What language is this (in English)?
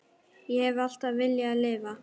Icelandic